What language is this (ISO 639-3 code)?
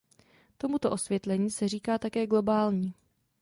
ces